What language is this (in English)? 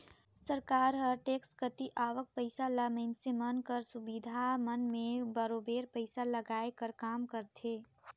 Chhattisgarhi